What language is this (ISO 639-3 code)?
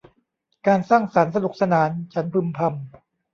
tha